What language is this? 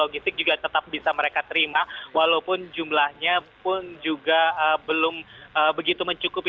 Indonesian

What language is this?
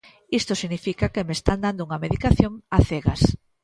Galician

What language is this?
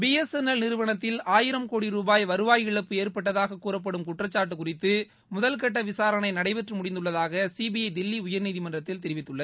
Tamil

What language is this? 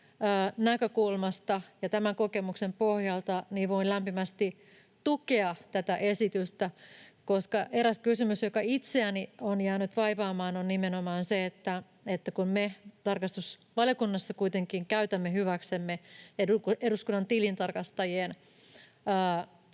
Finnish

